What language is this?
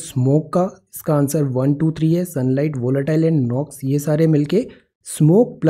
Hindi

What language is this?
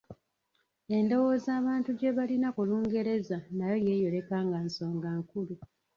Ganda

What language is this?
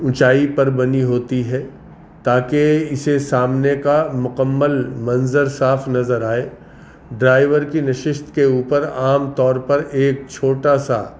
Urdu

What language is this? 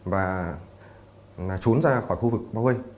Vietnamese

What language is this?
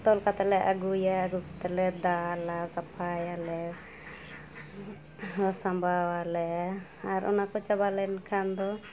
Santali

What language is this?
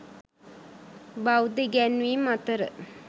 Sinhala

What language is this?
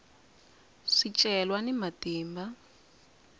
Tsonga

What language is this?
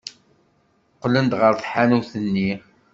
Kabyle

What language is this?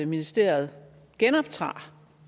Danish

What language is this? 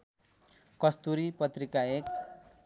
Nepali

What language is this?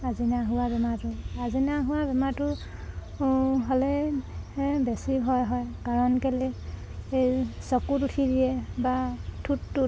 Assamese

